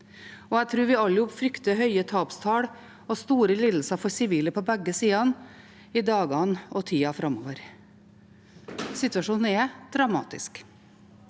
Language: Norwegian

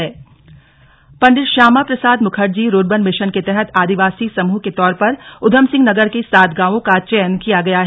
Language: Hindi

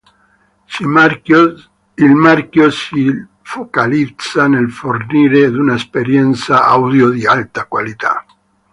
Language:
Italian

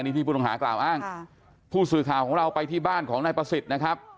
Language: Thai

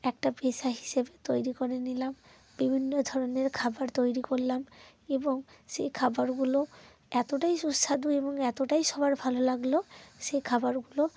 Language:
Bangla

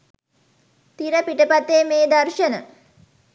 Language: Sinhala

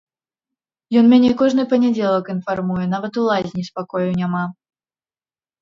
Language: Belarusian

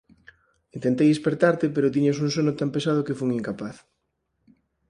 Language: Galician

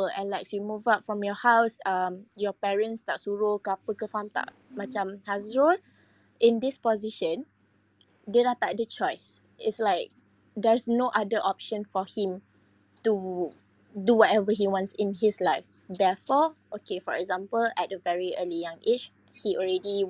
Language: Malay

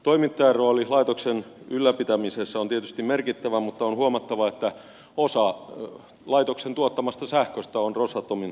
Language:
Finnish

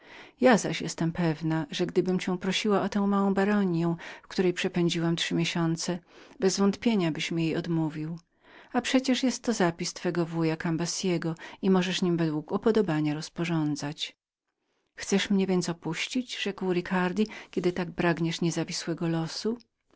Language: Polish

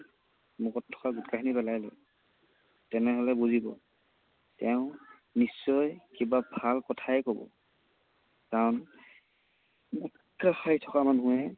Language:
Assamese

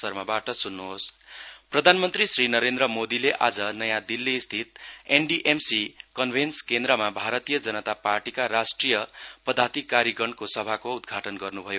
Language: Nepali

